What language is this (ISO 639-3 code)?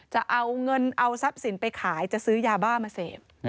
tha